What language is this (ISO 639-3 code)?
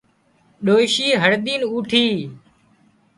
kxp